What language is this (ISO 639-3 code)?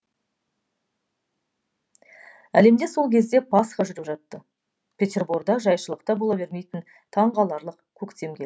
kaz